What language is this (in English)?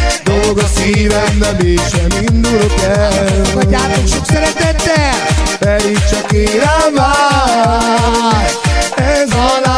Hungarian